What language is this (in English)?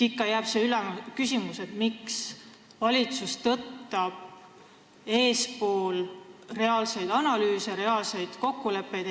Estonian